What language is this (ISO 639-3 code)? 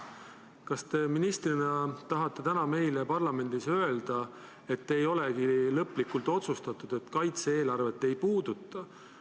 est